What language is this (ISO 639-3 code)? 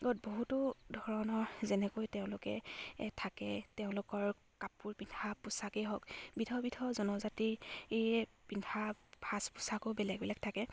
asm